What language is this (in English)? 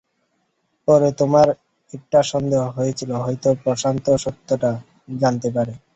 Bangla